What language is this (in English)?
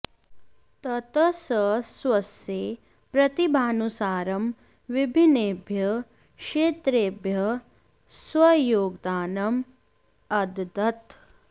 Sanskrit